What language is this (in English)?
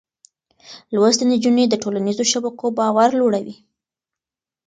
Pashto